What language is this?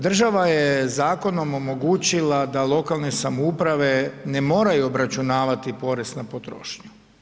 Croatian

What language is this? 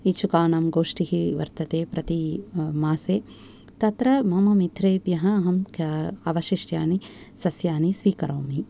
Sanskrit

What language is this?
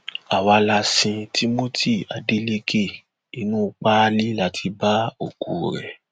Yoruba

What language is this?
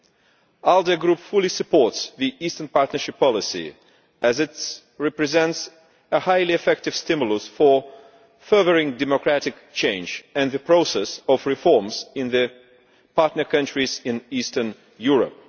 English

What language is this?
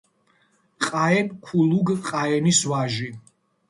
Georgian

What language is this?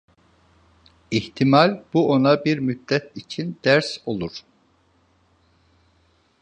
Turkish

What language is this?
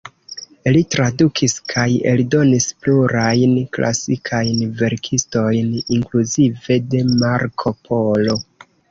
Esperanto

